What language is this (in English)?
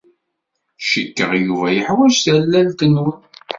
Kabyle